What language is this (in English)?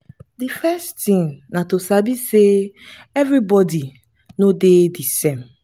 Nigerian Pidgin